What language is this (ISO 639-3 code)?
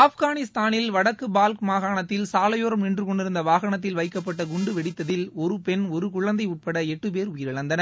tam